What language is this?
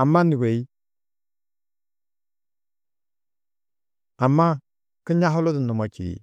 Tedaga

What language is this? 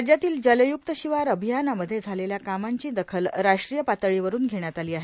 Marathi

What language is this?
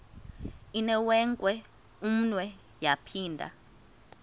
Xhosa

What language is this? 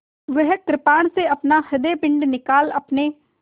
Hindi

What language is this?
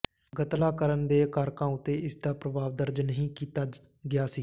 Punjabi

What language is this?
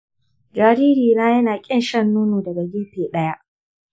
Hausa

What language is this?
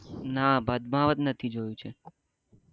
Gujarati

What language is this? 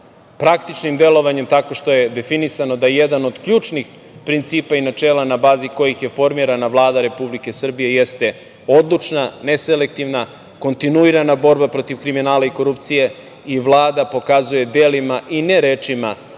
Serbian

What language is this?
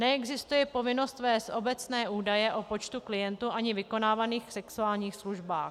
Czech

